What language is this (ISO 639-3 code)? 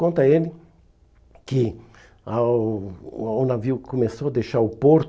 por